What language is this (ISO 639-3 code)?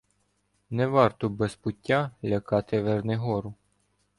ukr